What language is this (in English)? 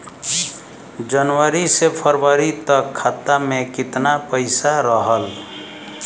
Bhojpuri